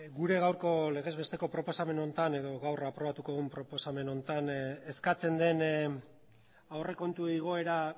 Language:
Basque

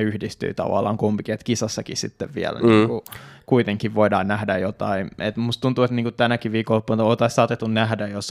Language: Finnish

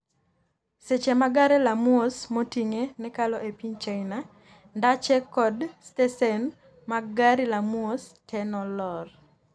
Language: Luo (Kenya and Tanzania)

